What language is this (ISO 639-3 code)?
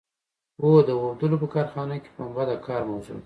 pus